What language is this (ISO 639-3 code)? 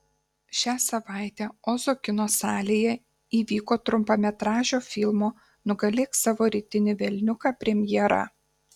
lit